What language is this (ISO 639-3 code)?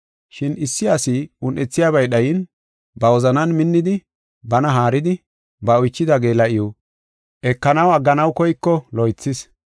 gof